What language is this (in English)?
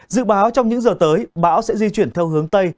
Vietnamese